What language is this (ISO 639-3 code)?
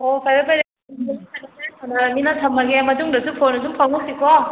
mni